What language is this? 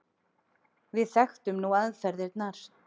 Icelandic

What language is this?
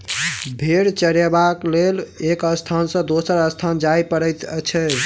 Maithili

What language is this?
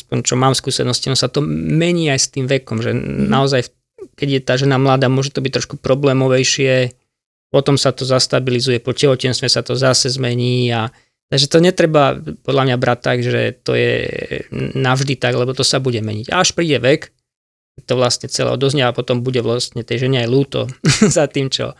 Slovak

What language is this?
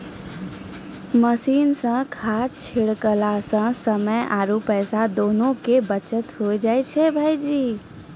Maithili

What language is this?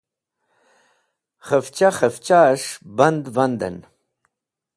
Wakhi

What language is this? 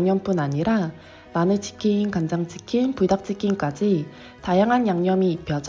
Korean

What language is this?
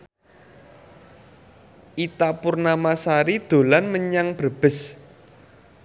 Javanese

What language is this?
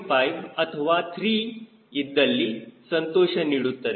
Kannada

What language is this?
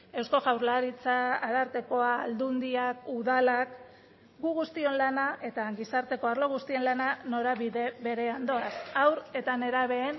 Basque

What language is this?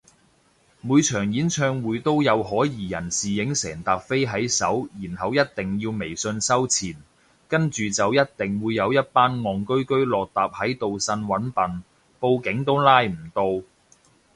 Cantonese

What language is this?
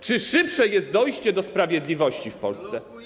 Polish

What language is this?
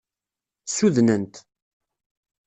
Kabyle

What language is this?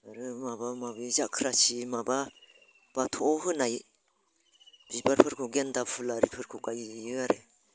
Bodo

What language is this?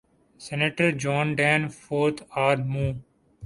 Urdu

